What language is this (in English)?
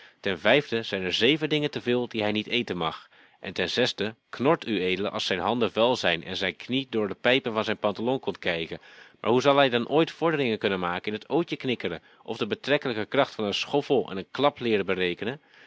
Dutch